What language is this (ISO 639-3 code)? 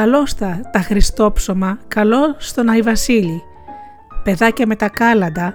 ell